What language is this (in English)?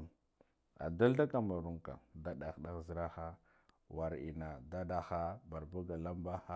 Guduf-Gava